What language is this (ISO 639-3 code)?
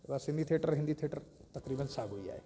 snd